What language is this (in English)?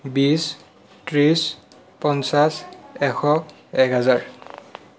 Assamese